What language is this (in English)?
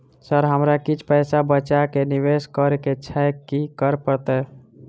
Maithili